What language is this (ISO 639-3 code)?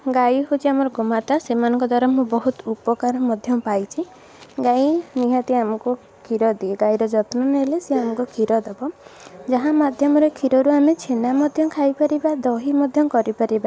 ori